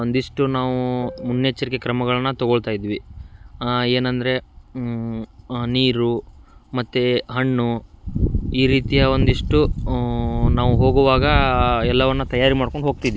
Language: Kannada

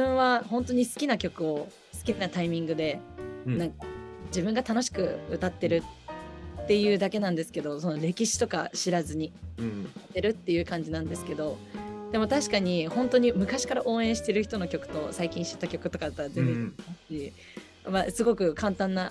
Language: Japanese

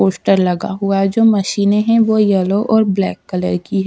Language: Hindi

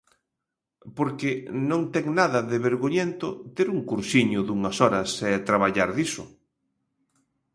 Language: Galician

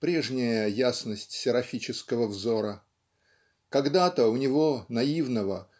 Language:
Russian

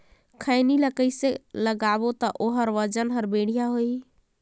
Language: Chhattisgarhi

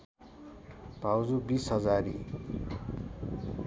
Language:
Nepali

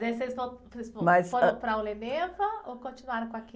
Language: Portuguese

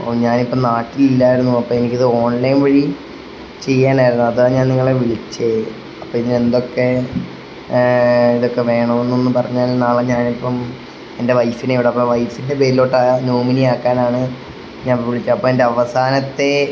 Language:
Malayalam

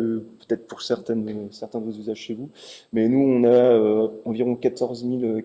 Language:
French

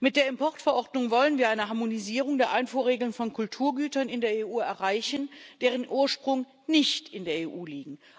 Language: German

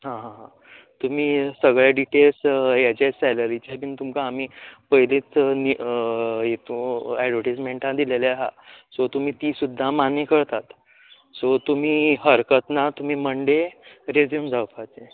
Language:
Konkani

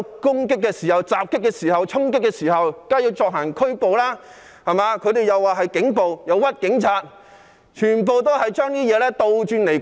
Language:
Cantonese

